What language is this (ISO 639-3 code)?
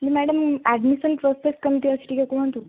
ori